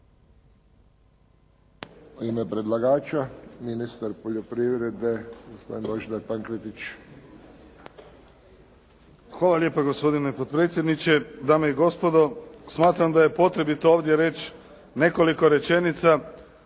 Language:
Croatian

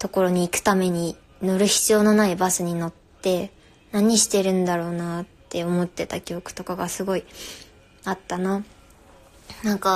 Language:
Japanese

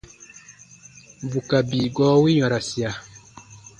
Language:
Baatonum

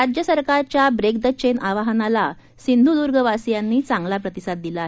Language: Marathi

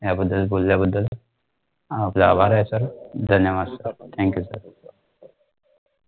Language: Marathi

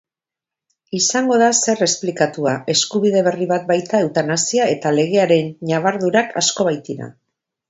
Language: Basque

